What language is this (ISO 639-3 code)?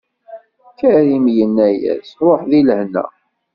kab